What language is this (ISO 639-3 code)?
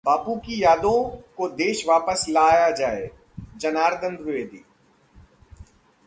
hin